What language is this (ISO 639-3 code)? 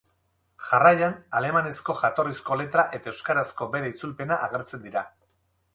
eus